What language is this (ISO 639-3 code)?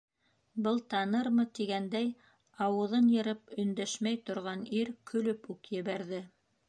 bak